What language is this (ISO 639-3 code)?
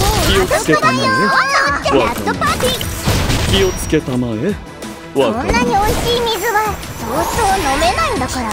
jpn